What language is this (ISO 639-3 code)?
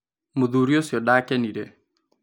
kik